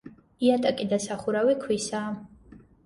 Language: Georgian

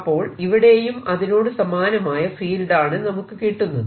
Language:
Malayalam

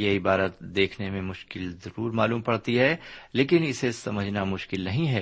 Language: Urdu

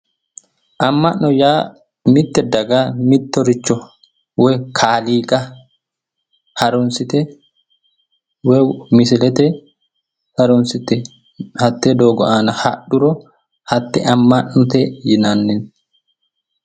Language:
Sidamo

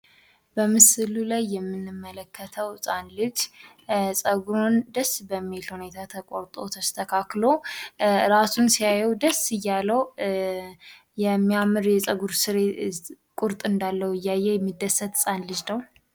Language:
Amharic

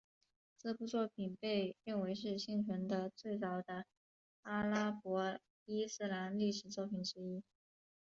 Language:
Chinese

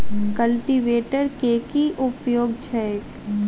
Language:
Maithili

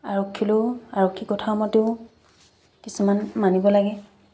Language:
Assamese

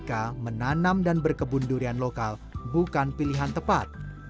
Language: Indonesian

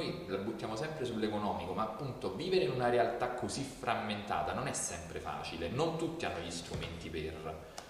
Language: Italian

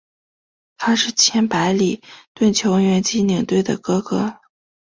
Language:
Chinese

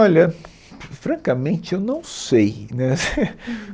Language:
Portuguese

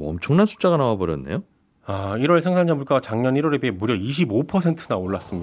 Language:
Korean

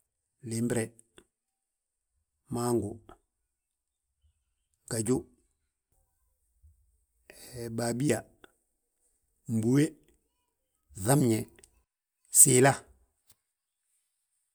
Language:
Balanta-Ganja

